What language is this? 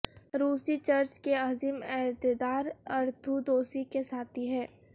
Urdu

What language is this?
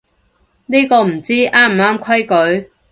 Cantonese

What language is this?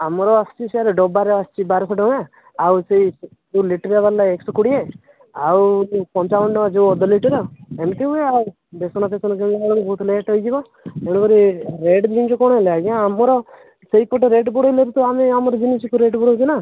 Odia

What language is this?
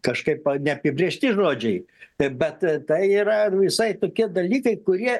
Lithuanian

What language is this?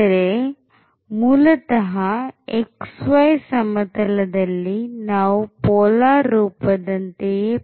Kannada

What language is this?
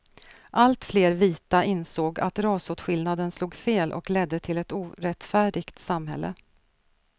Swedish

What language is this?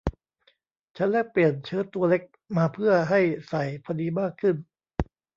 Thai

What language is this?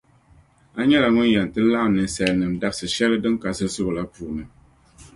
Dagbani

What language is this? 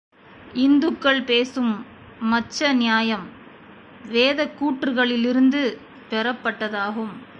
Tamil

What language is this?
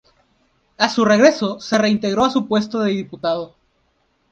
Spanish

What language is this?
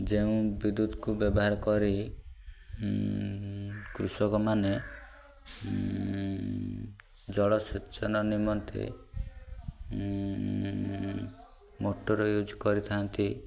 Odia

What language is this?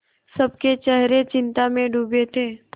Hindi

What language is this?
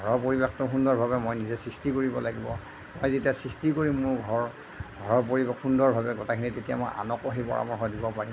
Assamese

